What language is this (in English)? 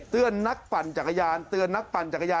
Thai